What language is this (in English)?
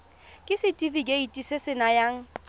Tswana